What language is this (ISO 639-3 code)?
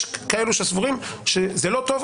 heb